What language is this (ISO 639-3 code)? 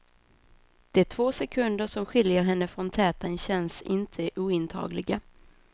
swe